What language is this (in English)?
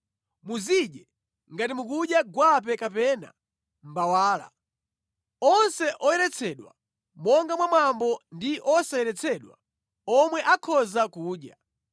Nyanja